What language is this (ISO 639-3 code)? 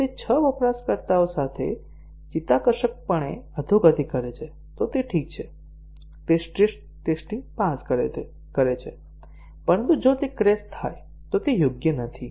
guj